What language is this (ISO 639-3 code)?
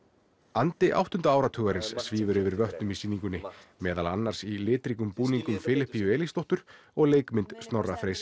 isl